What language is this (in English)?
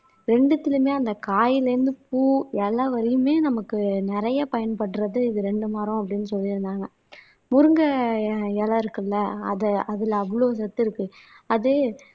Tamil